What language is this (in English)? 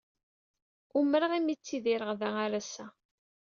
Kabyle